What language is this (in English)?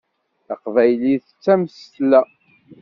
Kabyle